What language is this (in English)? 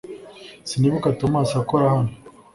Kinyarwanda